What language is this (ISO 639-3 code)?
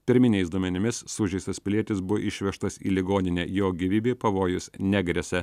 lit